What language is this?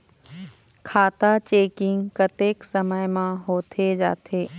Chhattisgarhi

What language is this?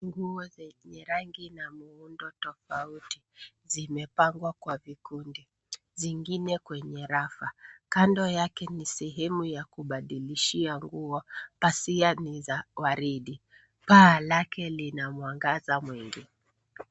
Swahili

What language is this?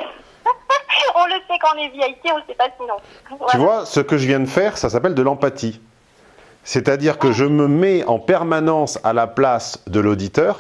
French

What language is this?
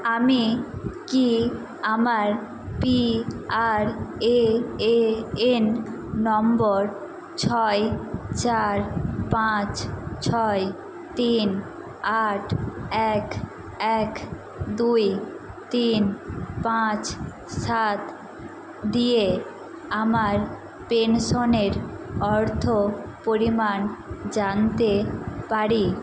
Bangla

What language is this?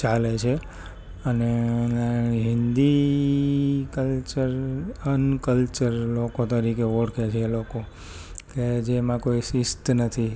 Gujarati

